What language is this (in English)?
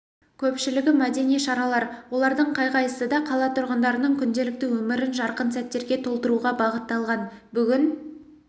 Kazakh